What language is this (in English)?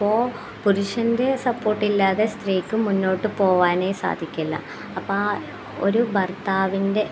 Malayalam